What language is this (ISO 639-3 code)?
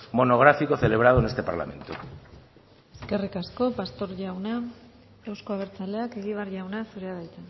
eus